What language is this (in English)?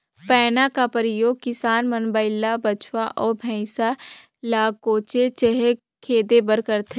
Chhattisgarhi